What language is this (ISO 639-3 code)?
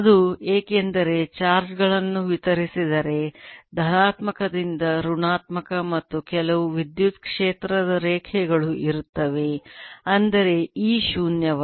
kan